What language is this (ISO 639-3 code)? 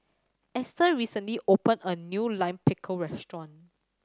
eng